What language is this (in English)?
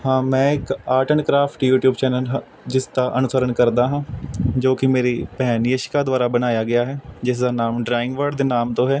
Punjabi